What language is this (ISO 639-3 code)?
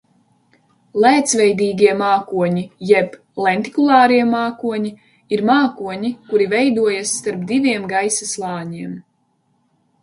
lav